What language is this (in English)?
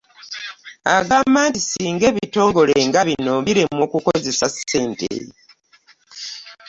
Ganda